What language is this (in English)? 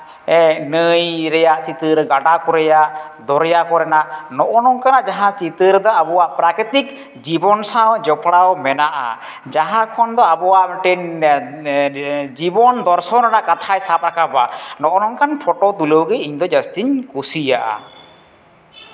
Santali